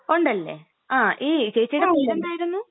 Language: Malayalam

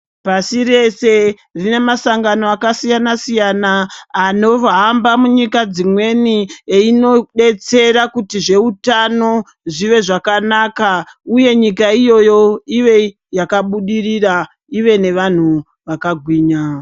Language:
Ndau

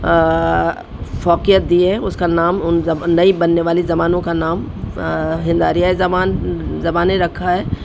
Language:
Urdu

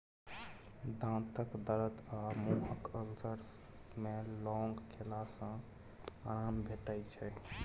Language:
Maithili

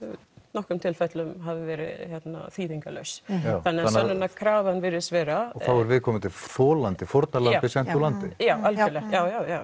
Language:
Icelandic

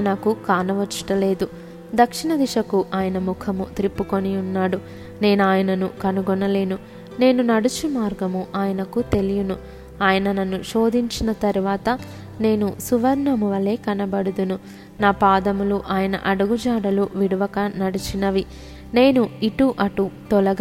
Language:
Telugu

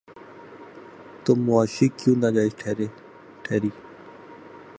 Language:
Urdu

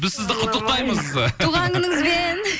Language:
Kazakh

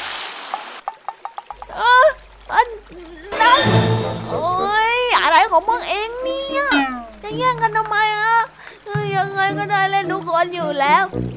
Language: Thai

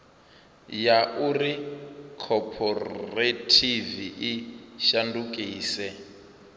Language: Venda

